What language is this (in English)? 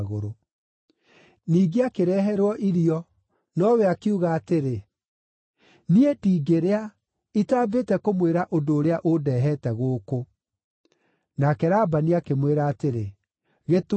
Kikuyu